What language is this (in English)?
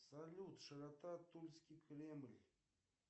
Russian